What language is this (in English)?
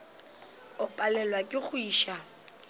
Northern Sotho